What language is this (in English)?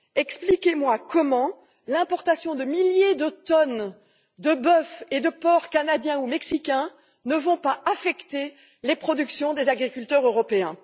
French